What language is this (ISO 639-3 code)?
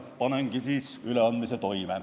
est